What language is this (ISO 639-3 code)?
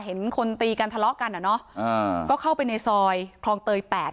tha